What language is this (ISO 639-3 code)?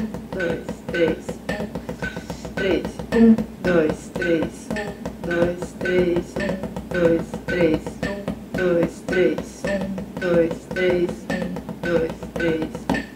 por